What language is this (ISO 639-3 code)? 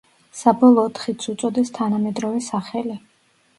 kat